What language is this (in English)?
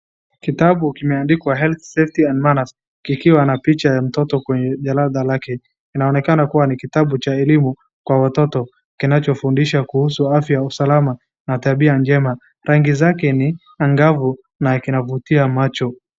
Swahili